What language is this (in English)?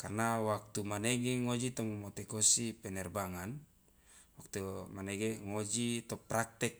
Loloda